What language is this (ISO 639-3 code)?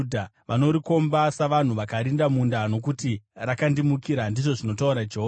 sna